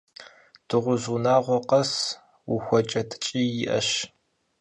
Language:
Kabardian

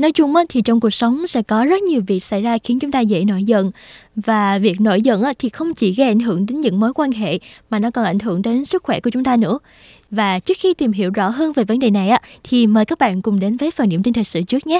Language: Vietnamese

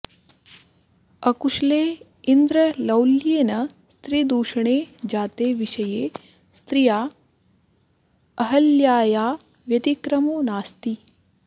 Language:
Sanskrit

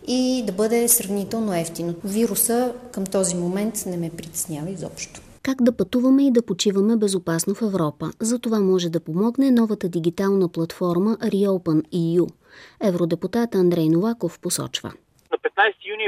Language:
Bulgarian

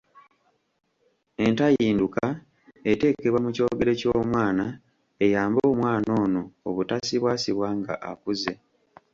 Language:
Ganda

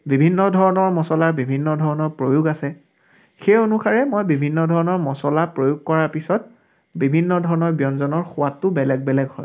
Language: Assamese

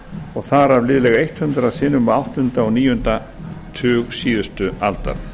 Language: Icelandic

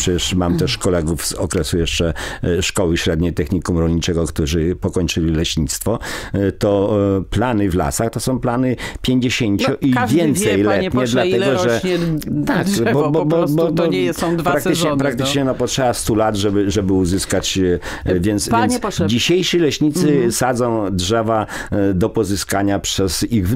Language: Polish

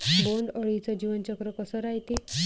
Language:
Marathi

